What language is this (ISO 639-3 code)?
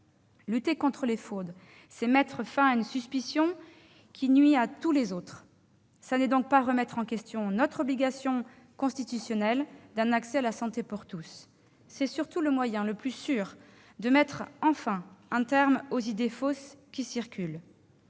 fra